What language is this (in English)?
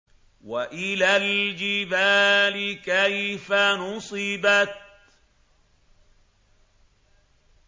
Arabic